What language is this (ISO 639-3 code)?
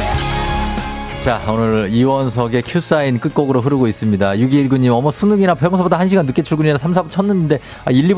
kor